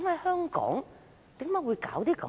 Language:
Cantonese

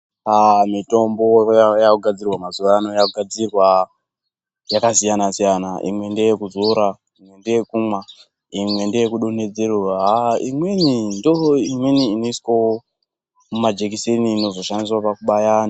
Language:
Ndau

